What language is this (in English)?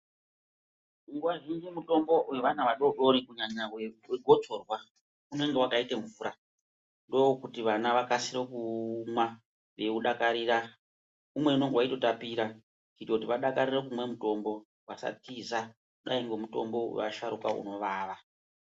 Ndau